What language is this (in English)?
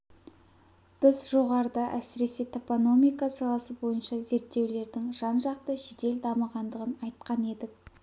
Kazakh